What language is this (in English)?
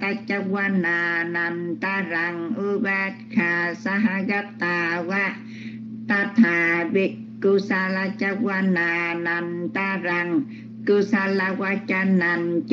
Vietnamese